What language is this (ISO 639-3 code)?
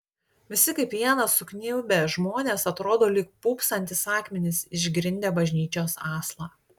lit